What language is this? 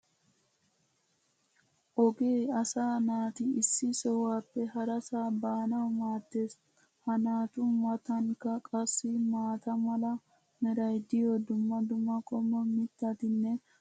Wolaytta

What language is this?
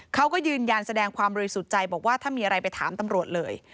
Thai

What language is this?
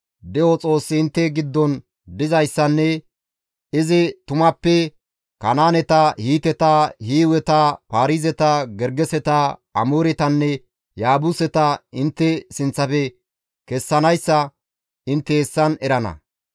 Gamo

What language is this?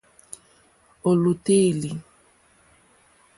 Mokpwe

